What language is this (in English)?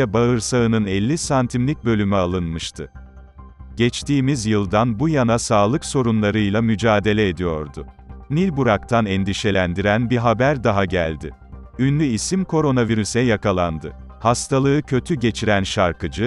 Turkish